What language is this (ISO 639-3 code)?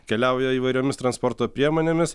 lit